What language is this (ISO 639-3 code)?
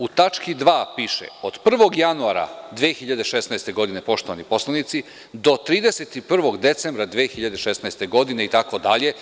srp